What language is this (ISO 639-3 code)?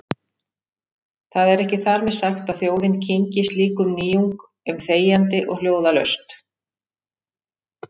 isl